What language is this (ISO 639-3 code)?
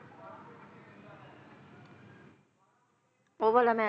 pan